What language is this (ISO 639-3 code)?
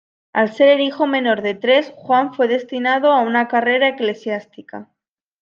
spa